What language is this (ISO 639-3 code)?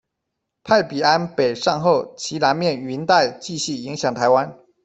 zho